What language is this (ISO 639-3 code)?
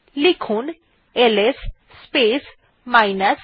ben